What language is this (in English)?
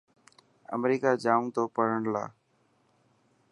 Dhatki